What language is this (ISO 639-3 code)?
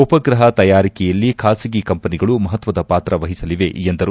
kan